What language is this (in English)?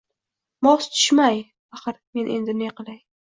Uzbek